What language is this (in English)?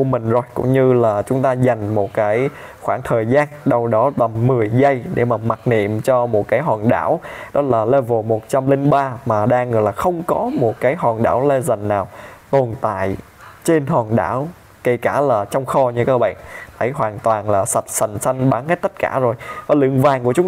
Vietnamese